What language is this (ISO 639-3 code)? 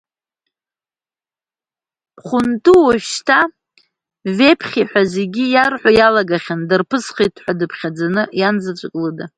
abk